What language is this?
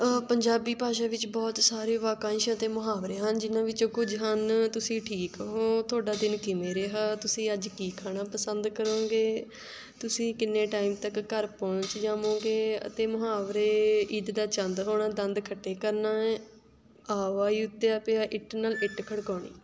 Punjabi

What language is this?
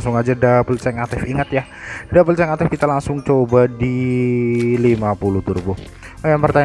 Indonesian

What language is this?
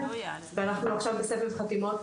Hebrew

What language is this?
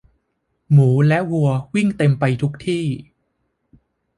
Thai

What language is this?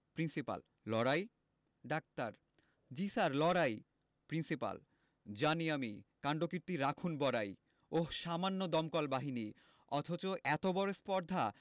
Bangla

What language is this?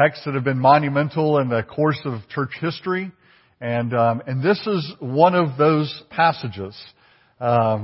English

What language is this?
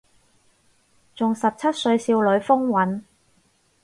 Cantonese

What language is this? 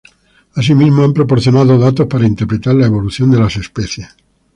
Spanish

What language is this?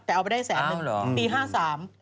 Thai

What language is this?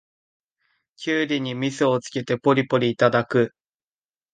Japanese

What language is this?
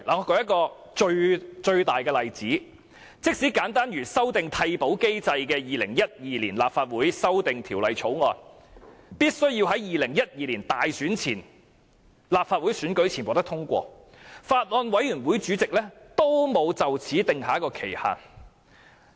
Cantonese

